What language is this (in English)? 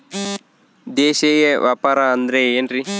Kannada